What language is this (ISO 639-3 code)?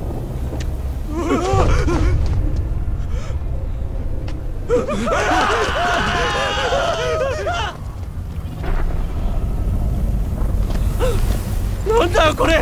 jpn